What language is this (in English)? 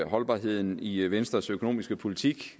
Danish